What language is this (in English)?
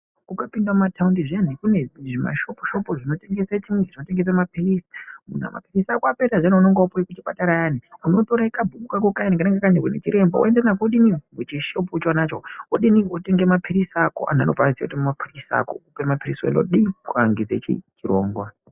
Ndau